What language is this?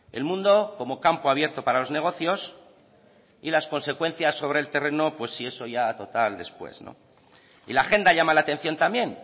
Spanish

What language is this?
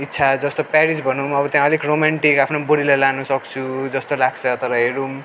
Nepali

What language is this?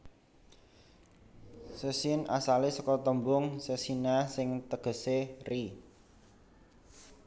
Javanese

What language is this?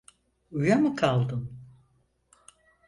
Turkish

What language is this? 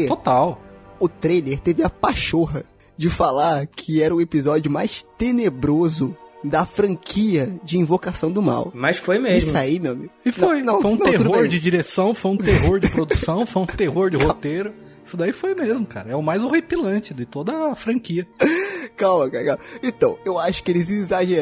Portuguese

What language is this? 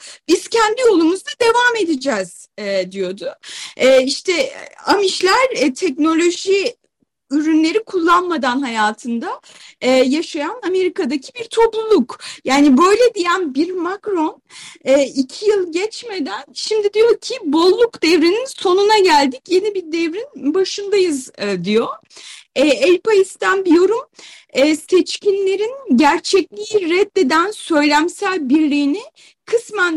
Turkish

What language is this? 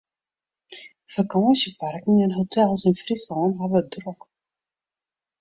Western Frisian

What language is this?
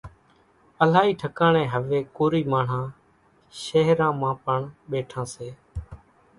Kachi Koli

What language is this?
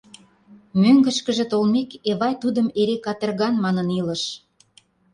Mari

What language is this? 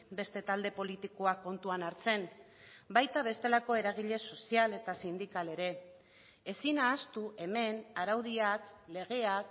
Basque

